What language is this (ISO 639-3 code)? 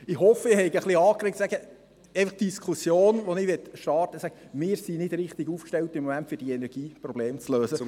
gsw